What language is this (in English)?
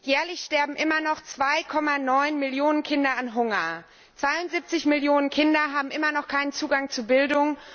German